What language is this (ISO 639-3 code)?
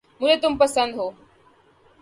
urd